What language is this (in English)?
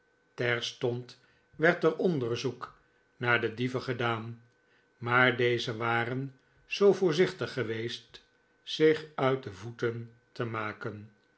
Dutch